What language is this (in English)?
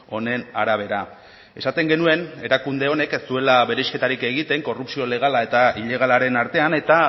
Basque